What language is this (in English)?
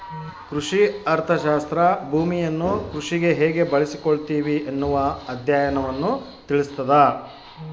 Kannada